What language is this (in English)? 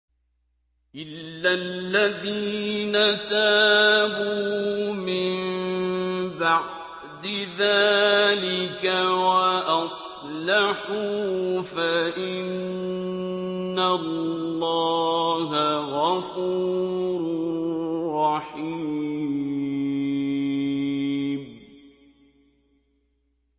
Arabic